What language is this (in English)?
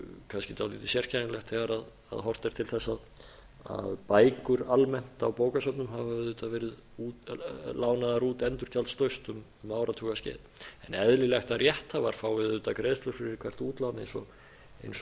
Icelandic